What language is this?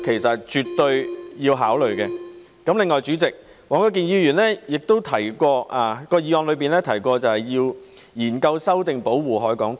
Cantonese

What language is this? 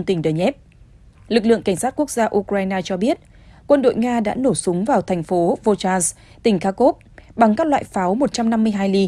Vietnamese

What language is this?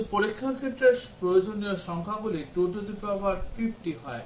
Bangla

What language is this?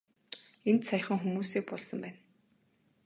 Mongolian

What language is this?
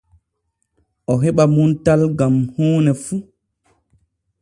Borgu Fulfulde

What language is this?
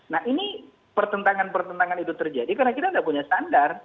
Indonesian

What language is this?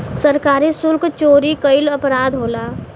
Bhojpuri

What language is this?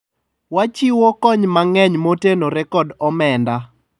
Luo (Kenya and Tanzania)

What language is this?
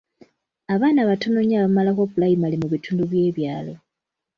Ganda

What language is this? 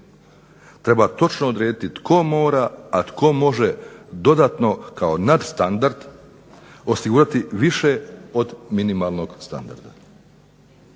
Croatian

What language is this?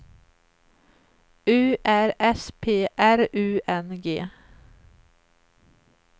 Swedish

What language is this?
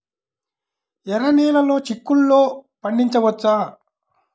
Telugu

